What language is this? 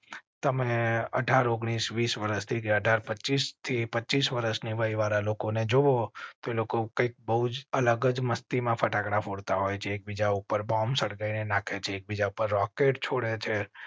Gujarati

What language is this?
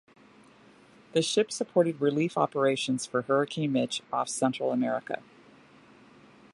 English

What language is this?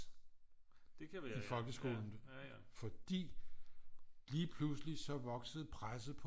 Danish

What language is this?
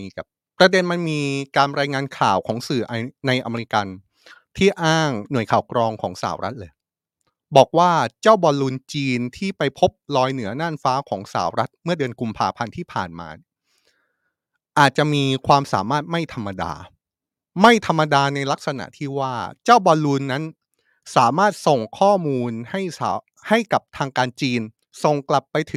Thai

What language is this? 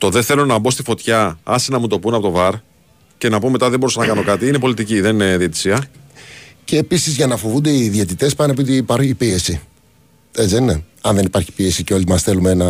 Greek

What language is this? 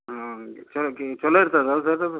Kannada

